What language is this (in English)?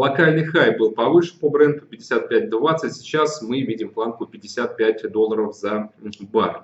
Russian